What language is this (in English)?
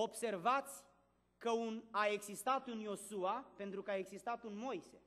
Romanian